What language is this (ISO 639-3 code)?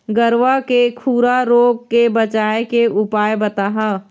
hne